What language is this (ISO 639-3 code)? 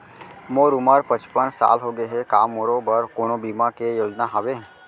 hne